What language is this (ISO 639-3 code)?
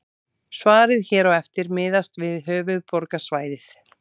isl